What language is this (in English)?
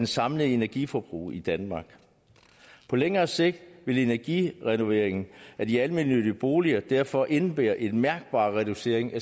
Danish